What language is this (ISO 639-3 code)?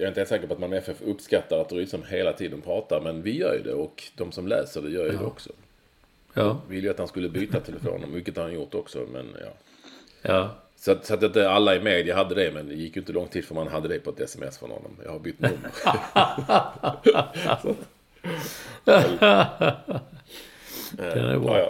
swe